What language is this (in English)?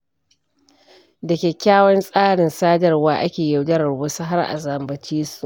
Hausa